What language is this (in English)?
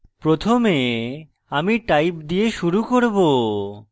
Bangla